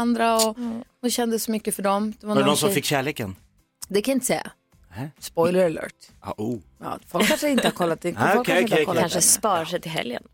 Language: Swedish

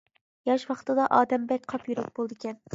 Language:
Uyghur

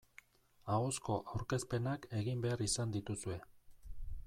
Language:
Basque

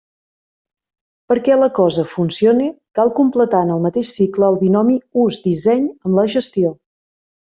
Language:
Catalan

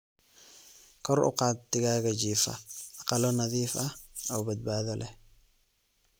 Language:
Somali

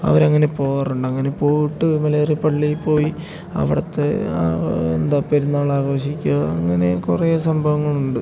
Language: Malayalam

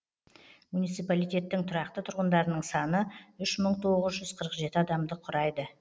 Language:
Kazakh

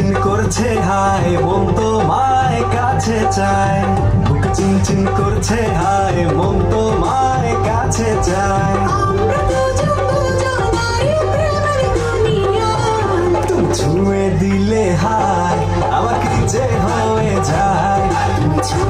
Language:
Hindi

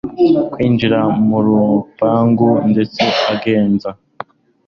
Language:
Kinyarwanda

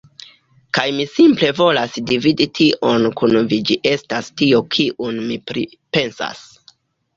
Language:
Esperanto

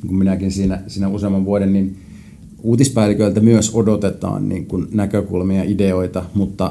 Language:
Finnish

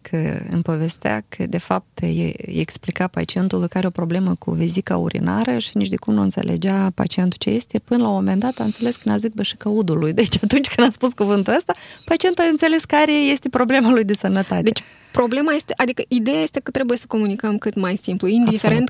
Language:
Romanian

